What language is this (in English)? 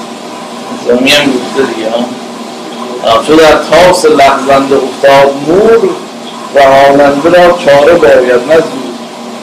Persian